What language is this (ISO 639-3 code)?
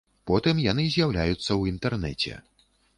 bel